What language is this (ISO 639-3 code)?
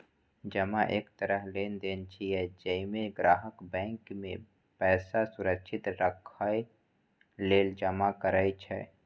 mai